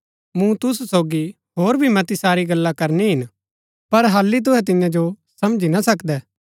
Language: Gaddi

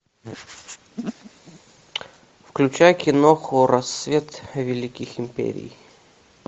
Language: Russian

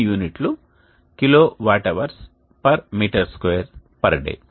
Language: Telugu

